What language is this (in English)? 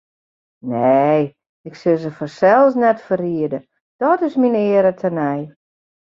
Western Frisian